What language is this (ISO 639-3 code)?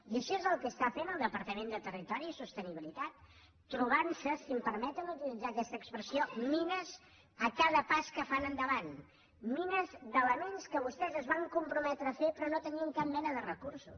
cat